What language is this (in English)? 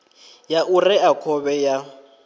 Venda